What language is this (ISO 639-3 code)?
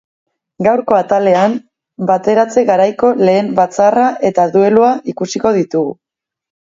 eus